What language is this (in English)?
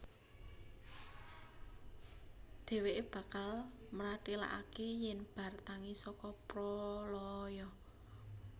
Javanese